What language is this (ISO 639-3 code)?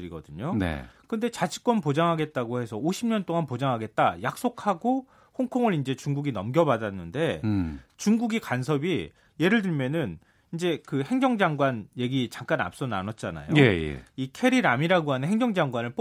kor